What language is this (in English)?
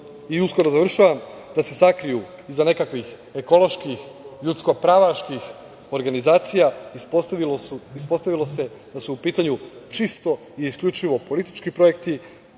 Serbian